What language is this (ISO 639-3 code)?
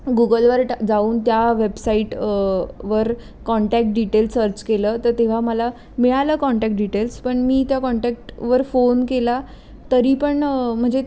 mar